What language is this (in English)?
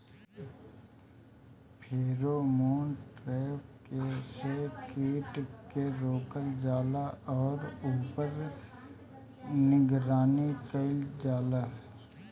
Bhojpuri